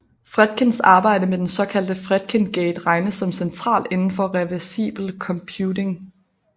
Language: Danish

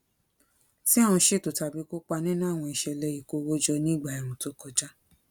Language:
Yoruba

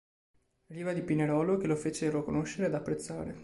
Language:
Italian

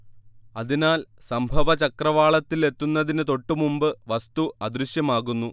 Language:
Malayalam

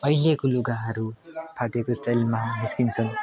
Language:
Nepali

